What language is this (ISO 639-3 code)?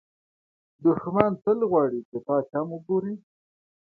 pus